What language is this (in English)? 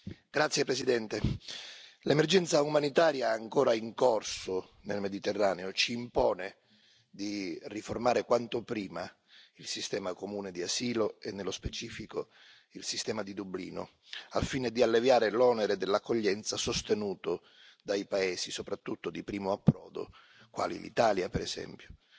Italian